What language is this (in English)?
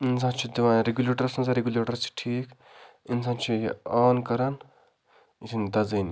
Kashmiri